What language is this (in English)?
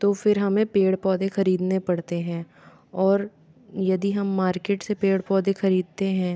Hindi